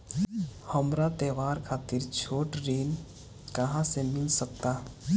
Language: Bhojpuri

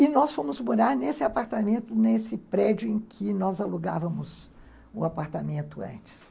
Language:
Portuguese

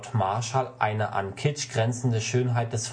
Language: German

